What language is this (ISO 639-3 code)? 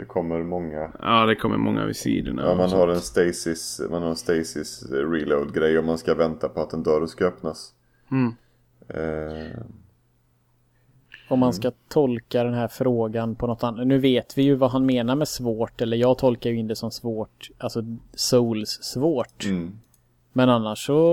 swe